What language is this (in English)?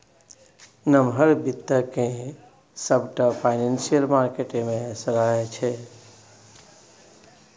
Maithili